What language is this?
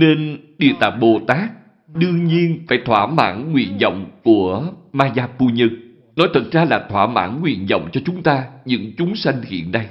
Vietnamese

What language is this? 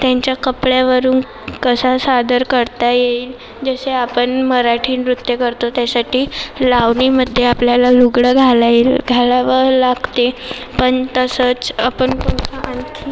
Marathi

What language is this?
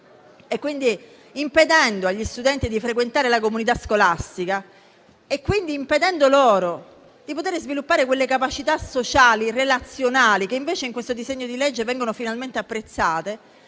Italian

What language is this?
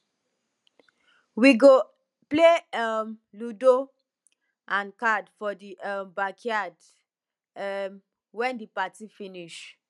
Nigerian Pidgin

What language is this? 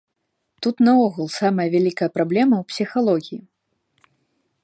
Belarusian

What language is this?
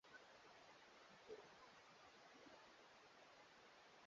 Swahili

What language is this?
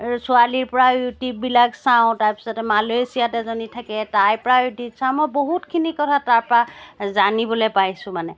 Assamese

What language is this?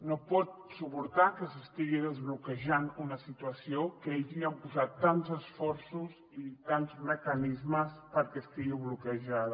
Catalan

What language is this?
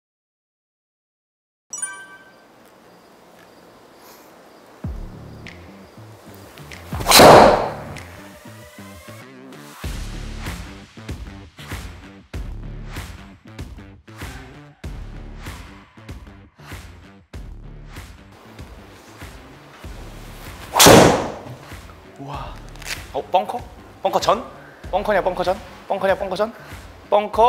Korean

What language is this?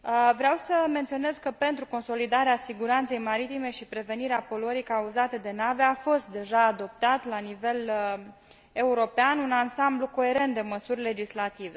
Romanian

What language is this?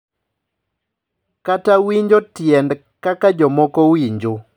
Luo (Kenya and Tanzania)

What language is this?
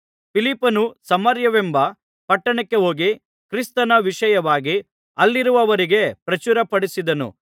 Kannada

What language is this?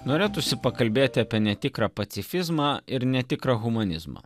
Lithuanian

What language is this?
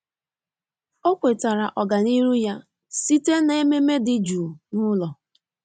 Igbo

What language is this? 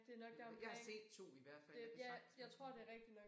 Danish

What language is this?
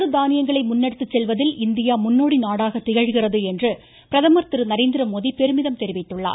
Tamil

